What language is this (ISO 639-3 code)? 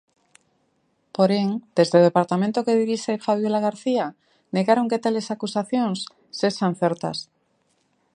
glg